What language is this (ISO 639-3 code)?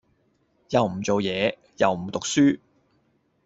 yue